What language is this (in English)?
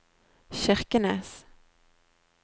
Norwegian